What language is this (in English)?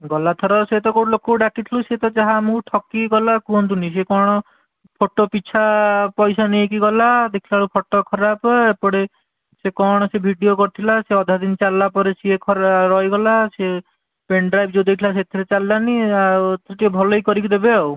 Odia